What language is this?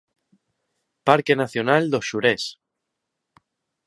Galician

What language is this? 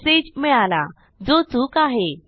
Marathi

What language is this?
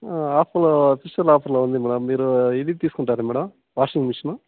Telugu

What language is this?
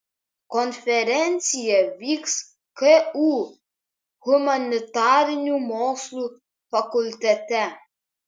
Lithuanian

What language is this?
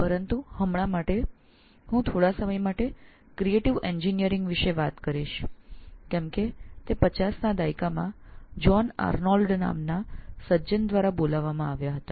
Gujarati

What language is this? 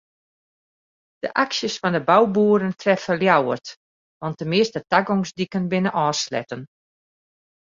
Western Frisian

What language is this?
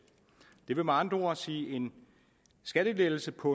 Danish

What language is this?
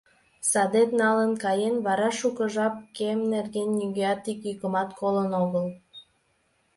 Mari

